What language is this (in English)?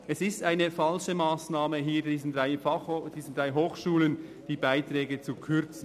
Swiss German